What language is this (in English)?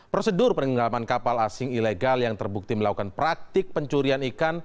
Indonesian